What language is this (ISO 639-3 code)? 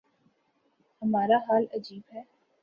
urd